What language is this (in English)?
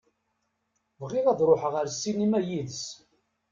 Kabyle